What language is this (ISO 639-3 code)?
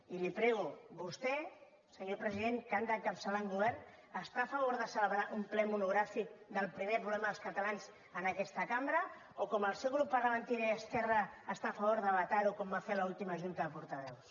cat